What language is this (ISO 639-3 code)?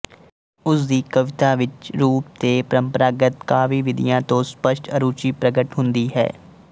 pan